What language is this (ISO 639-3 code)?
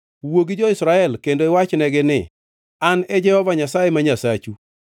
luo